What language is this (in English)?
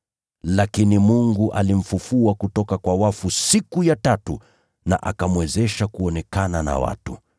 Swahili